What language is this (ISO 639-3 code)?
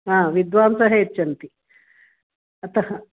san